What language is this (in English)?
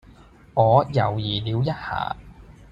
Cantonese